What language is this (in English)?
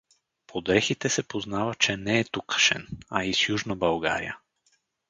Bulgarian